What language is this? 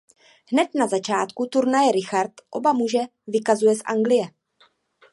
Czech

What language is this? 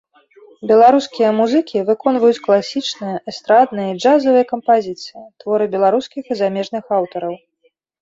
Belarusian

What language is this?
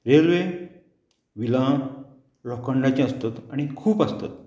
Konkani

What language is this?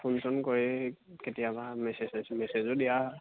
Assamese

